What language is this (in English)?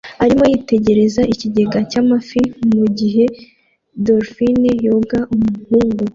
Kinyarwanda